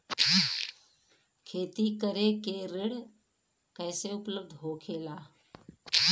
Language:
Bhojpuri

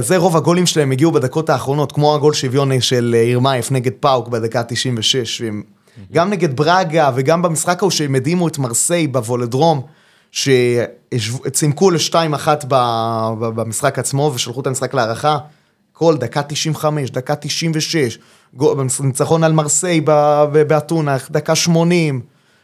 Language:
Hebrew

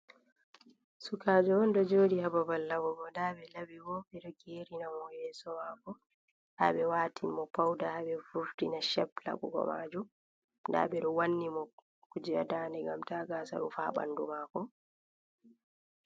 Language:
Fula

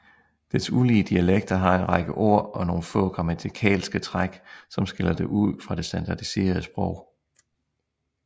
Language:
Danish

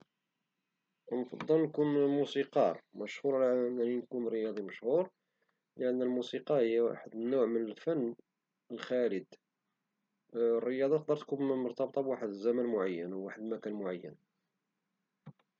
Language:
Moroccan Arabic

